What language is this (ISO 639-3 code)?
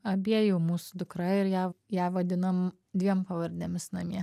lit